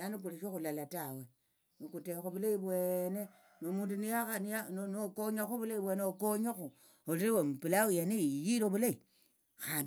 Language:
Tsotso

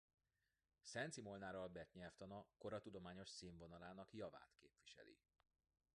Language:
Hungarian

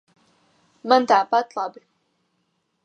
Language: Latvian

